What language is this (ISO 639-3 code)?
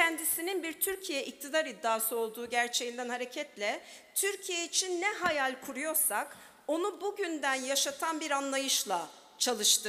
tur